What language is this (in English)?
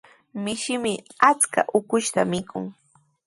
Sihuas Ancash Quechua